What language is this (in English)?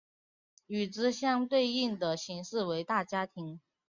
Chinese